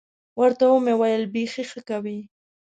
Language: Pashto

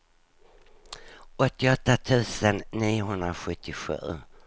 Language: Swedish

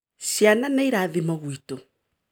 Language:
Kikuyu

